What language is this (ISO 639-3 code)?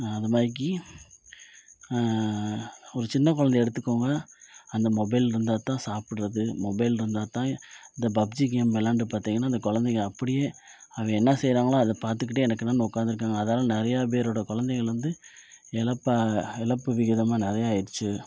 tam